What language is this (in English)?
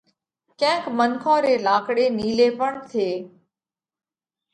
Parkari Koli